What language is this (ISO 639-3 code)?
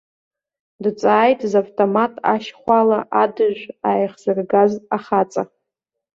abk